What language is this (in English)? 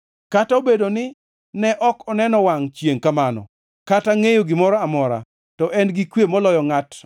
Luo (Kenya and Tanzania)